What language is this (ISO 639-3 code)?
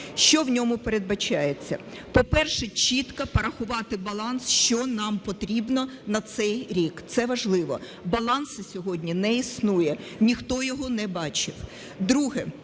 ukr